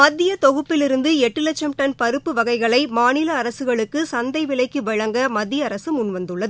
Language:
Tamil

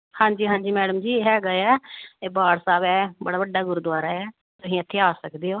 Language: Punjabi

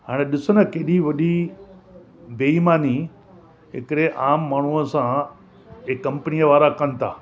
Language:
Sindhi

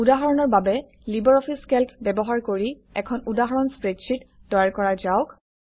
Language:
Assamese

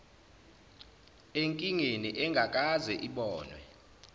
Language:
Zulu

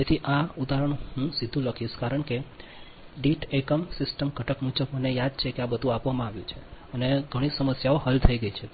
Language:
Gujarati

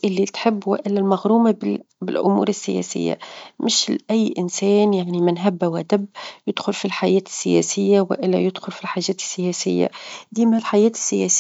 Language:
Tunisian Arabic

